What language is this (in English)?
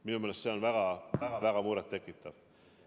Estonian